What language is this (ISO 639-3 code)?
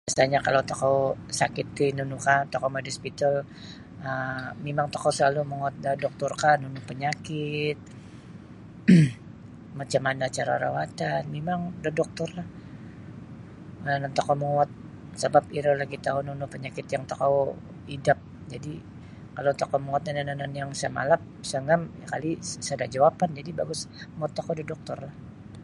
bsy